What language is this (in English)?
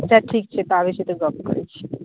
Maithili